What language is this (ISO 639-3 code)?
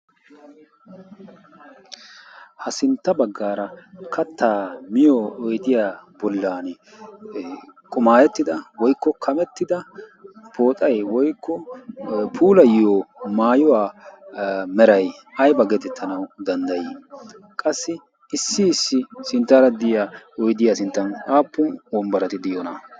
wal